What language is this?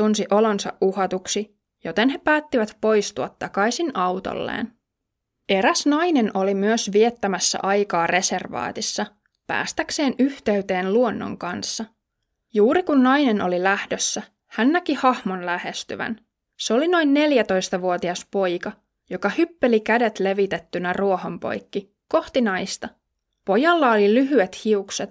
Finnish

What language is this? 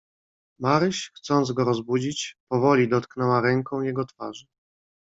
Polish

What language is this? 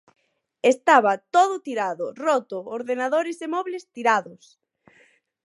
Galician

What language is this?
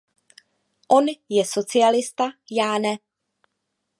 Czech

